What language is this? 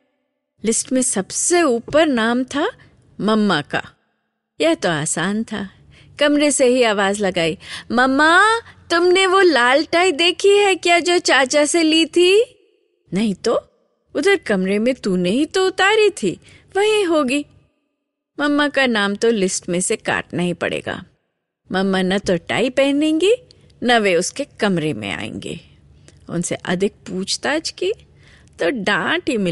Hindi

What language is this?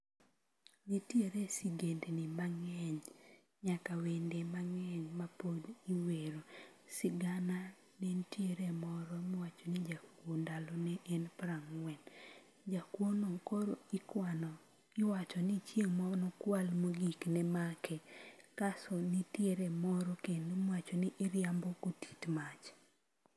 Luo (Kenya and Tanzania)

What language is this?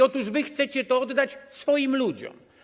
Polish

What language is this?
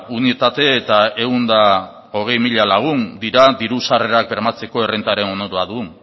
Basque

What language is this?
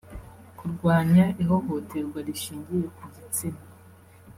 Kinyarwanda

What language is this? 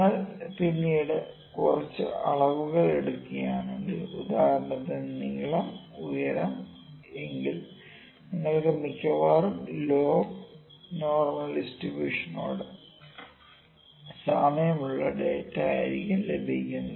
Malayalam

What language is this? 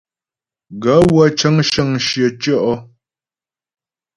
Ghomala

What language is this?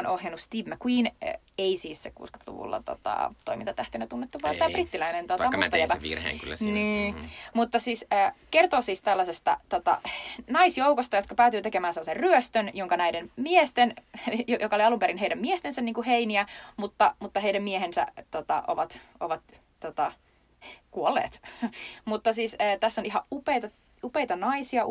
Finnish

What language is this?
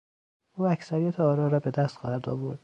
Persian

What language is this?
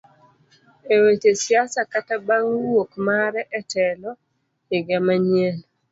Luo (Kenya and Tanzania)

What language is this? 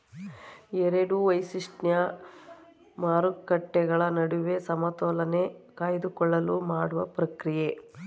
Kannada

